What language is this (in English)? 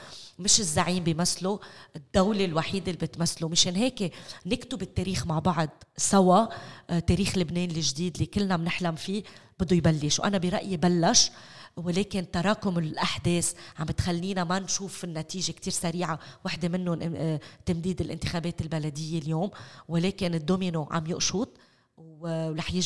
Arabic